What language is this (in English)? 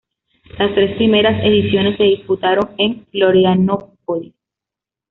Spanish